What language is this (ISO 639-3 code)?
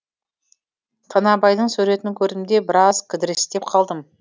kaz